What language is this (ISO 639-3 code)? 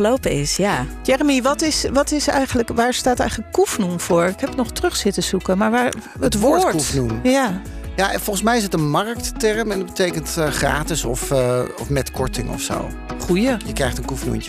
nld